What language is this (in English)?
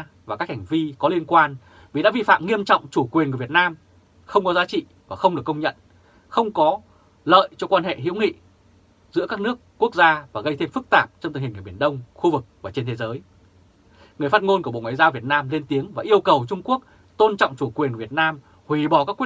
Vietnamese